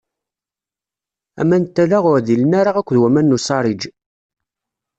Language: Kabyle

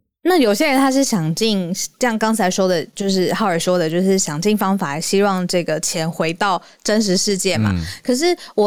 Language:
Chinese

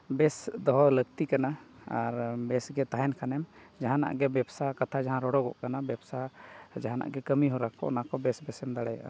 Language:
Santali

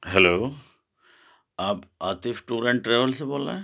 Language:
Urdu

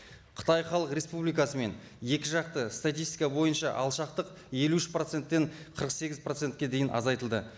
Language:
Kazakh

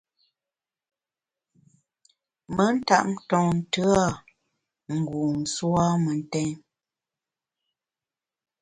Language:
Bamun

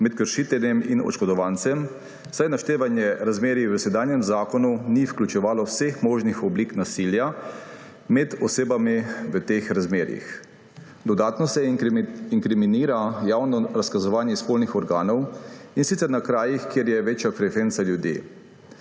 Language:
Slovenian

